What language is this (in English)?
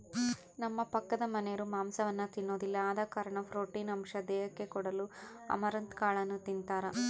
Kannada